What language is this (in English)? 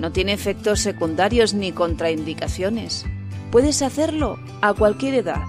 Spanish